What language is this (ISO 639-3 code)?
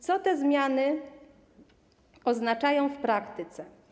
pol